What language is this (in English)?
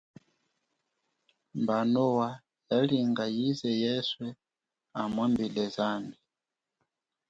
Chokwe